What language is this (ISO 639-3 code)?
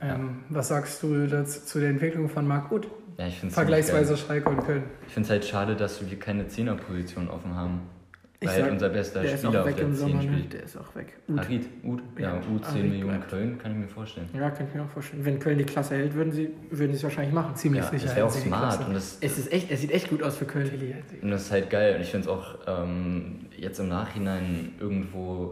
deu